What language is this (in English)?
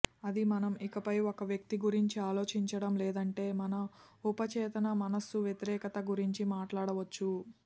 Telugu